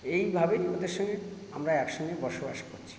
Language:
Bangla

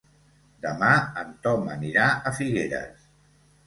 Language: Catalan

